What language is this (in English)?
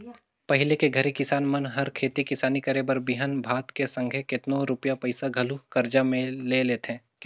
Chhattisgarhi